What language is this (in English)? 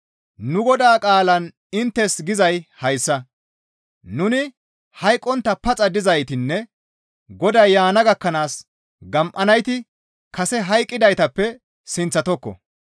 Gamo